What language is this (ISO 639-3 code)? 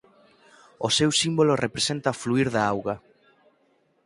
glg